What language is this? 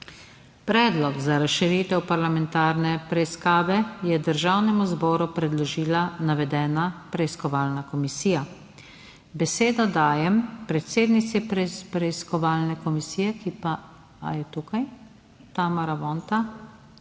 Slovenian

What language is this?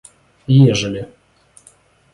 Russian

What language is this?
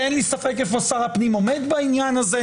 Hebrew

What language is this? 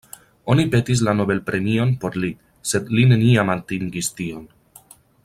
Esperanto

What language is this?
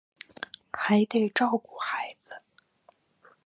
Chinese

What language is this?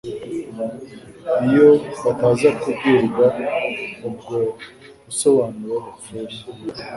Kinyarwanda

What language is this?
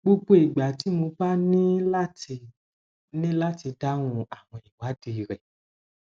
Yoruba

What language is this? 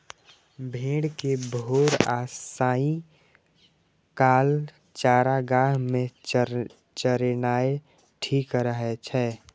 Maithili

